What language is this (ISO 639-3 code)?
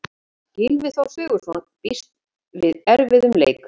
isl